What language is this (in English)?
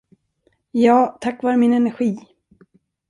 Swedish